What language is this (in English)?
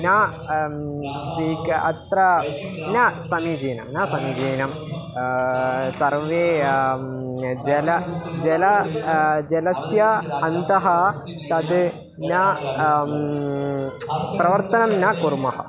Sanskrit